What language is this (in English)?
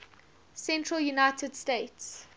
English